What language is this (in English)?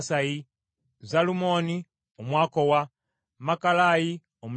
Ganda